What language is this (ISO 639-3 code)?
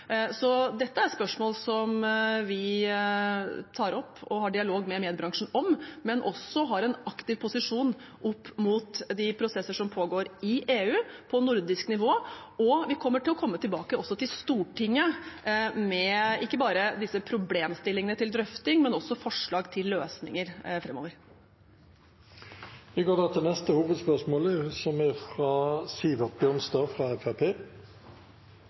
nor